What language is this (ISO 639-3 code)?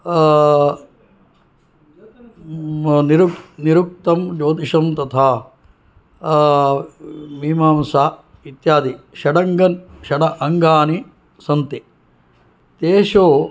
san